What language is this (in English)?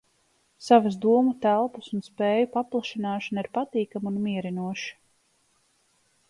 Latvian